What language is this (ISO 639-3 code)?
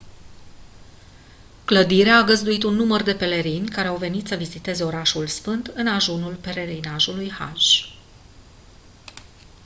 ron